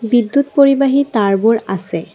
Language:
Assamese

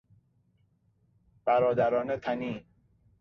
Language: Persian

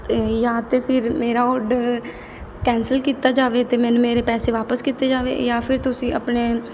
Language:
Punjabi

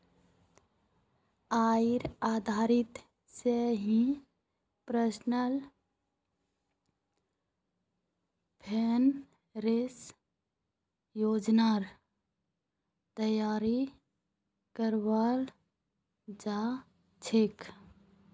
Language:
Magahi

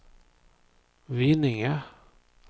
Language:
Swedish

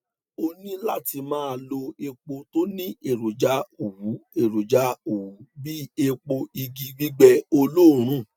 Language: Yoruba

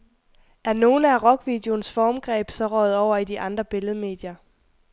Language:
Danish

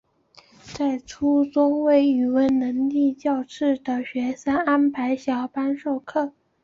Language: Chinese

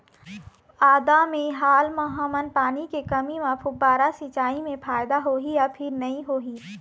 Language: Chhattisgarhi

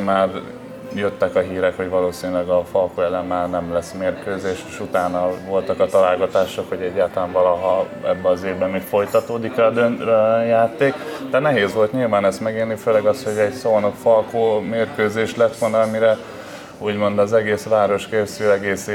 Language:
Hungarian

